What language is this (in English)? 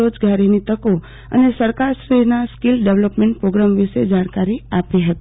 Gujarati